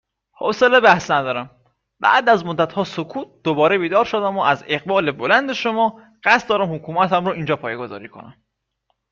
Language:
Persian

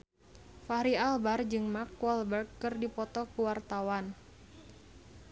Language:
Sundanese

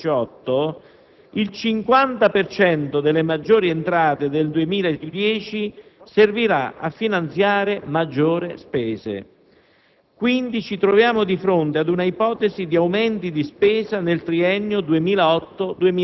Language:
Italian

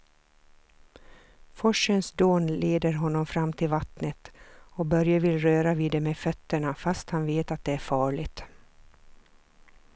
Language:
Swedish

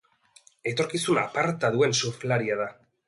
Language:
Basque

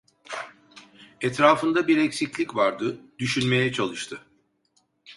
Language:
Turkish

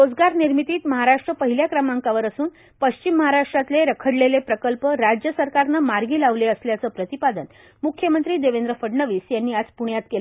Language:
Marathi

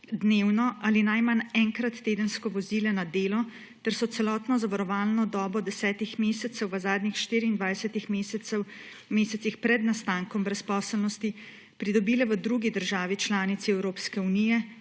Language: Slovenian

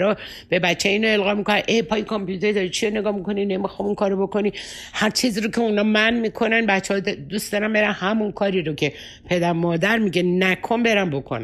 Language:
Persian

